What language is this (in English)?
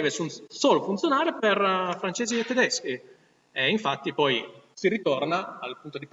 Italian